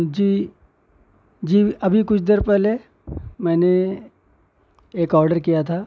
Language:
Urdu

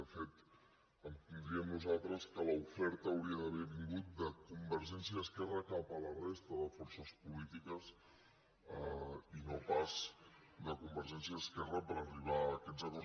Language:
Catalan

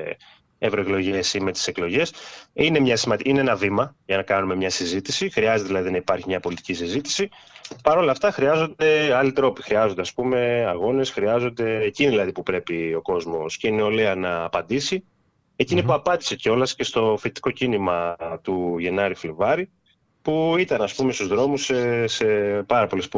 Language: Greek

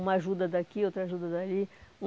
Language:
Portuguese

